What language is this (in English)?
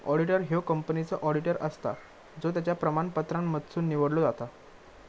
Marathi